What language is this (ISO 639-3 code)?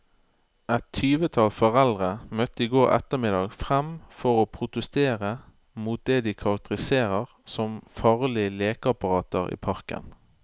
nor